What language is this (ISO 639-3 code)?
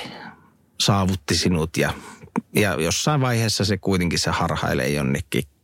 fin